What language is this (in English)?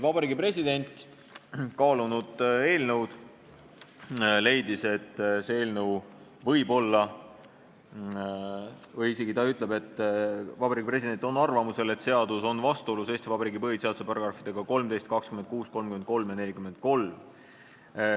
Estonian